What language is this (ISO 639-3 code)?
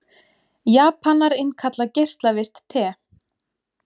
isl